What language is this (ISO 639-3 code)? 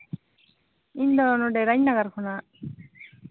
sat